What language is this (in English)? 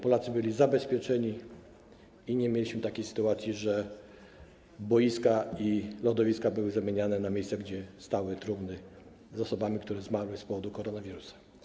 Polish